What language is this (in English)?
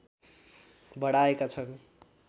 Nepali